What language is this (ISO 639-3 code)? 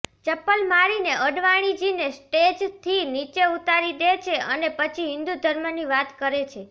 guj